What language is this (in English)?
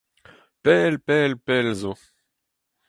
Breton